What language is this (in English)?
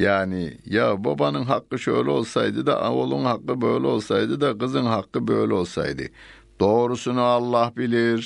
Turkish